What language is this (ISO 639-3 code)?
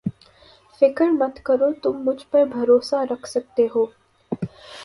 urd